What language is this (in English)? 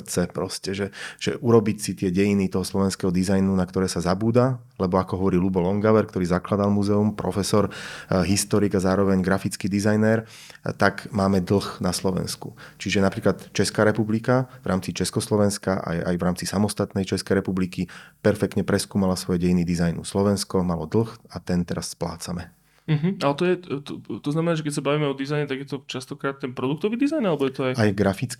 Slovak